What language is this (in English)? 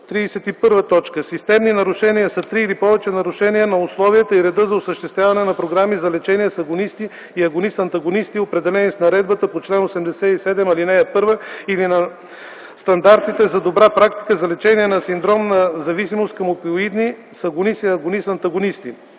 Bulgarian